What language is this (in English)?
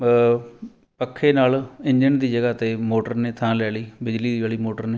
Punjabi